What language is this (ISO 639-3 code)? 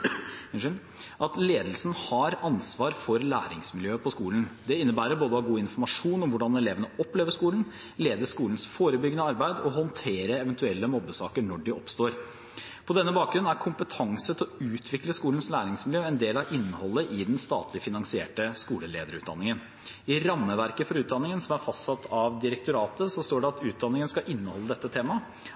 nob